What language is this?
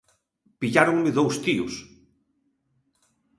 Galician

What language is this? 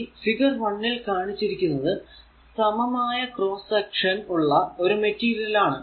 Malayalam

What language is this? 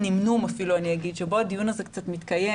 Hebrew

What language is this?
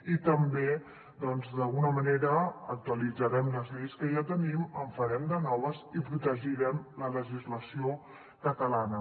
Catalan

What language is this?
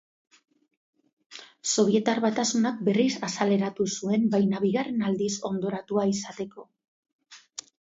Basque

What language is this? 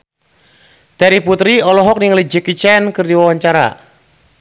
Sundanese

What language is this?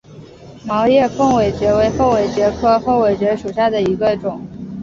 Chinese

